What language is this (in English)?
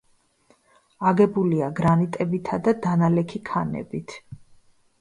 Georgian